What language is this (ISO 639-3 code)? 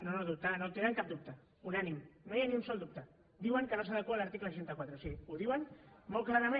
cat